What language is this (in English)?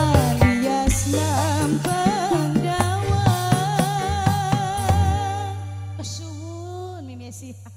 Indonesian